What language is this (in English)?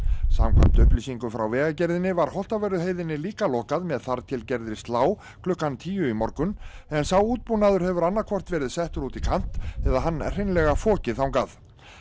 Icelandic